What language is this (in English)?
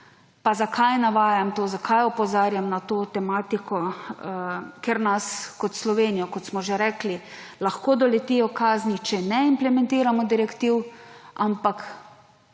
Slovenian